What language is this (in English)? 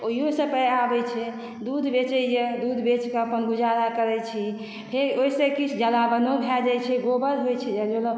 Maithili